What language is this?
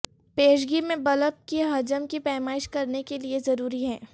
Urdu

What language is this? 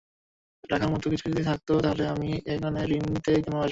Bangla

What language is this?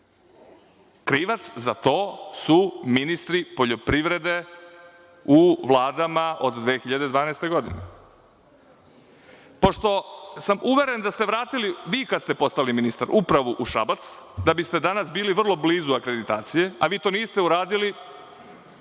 Serbian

